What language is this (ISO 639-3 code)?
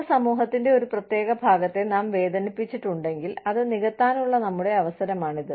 mal